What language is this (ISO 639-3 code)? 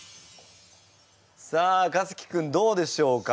jpn